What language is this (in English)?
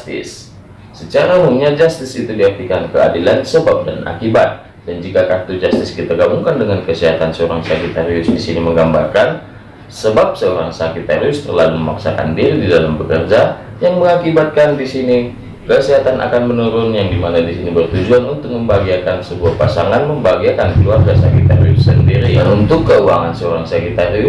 Indonesian